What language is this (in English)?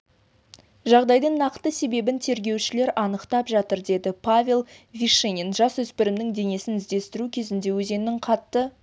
Kazakh